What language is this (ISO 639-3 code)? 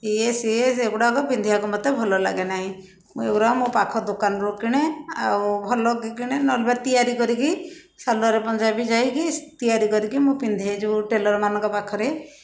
ori